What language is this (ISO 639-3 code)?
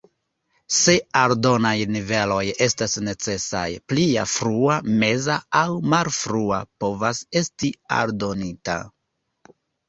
epo